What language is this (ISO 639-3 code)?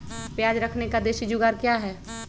mag